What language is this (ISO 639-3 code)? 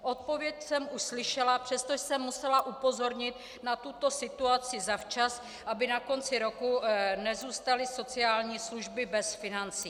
ces